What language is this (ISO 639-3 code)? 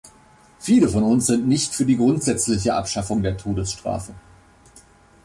deu